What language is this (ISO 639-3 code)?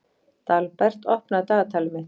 isl